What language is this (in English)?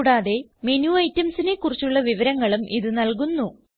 Malayalam